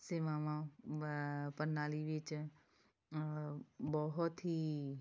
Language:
Punjabi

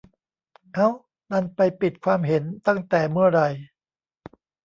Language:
Thai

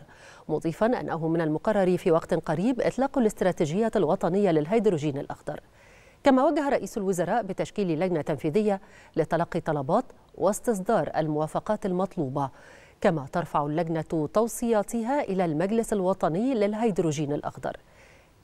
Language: Arabic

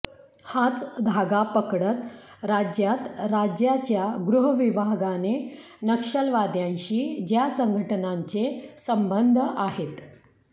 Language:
Marathi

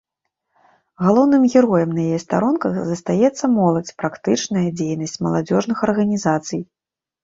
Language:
Belarusian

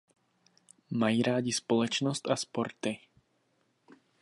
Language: Czech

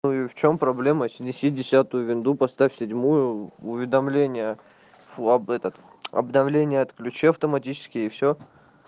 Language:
Russian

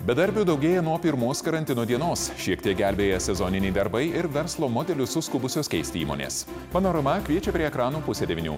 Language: Lithuanian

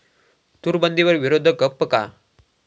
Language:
Marathi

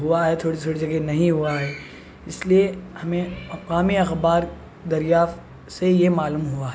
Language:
Urdu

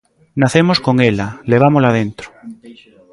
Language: Galician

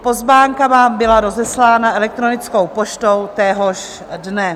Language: Czech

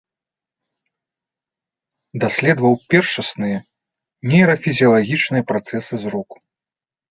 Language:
Belarusian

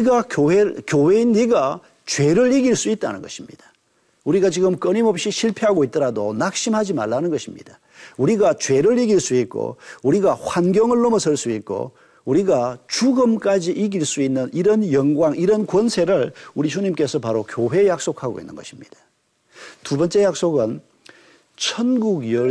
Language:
Korean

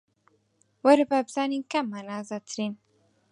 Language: Central Kurdish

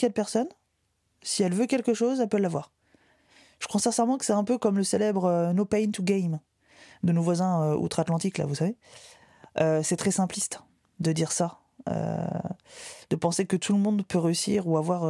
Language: French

